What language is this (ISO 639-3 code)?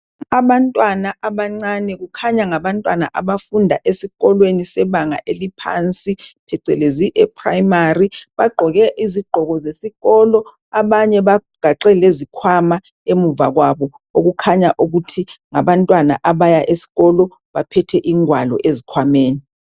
nde